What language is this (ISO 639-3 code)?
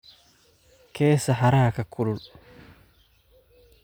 som